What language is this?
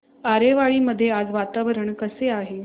Marathi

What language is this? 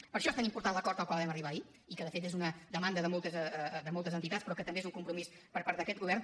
Catalan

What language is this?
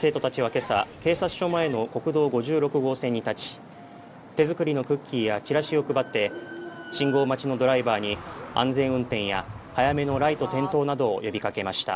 Japanese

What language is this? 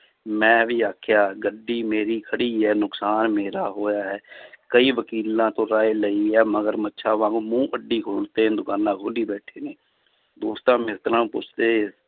Punjabi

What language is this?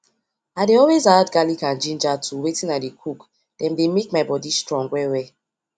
Nigerian Pidgin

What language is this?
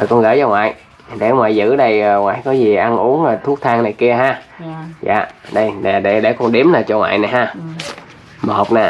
Vietnamese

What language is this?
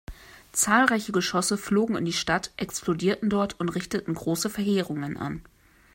German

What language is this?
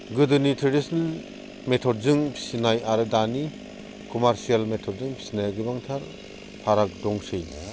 Bodo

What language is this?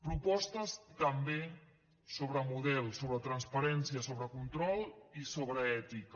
Catalan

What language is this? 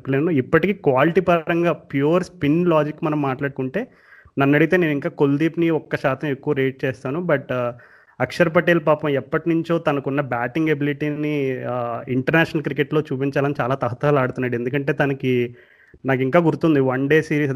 Telugu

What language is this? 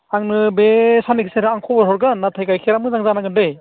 Bodo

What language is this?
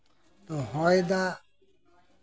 Santali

